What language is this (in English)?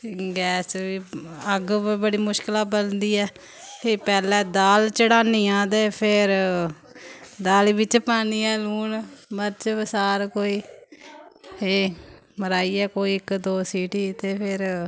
Dogri